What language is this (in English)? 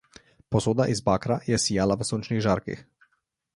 Slovenian